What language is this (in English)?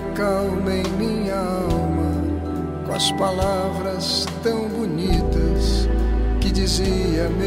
Portuguese